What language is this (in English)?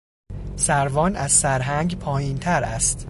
Persian